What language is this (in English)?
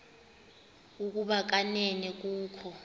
Xhosa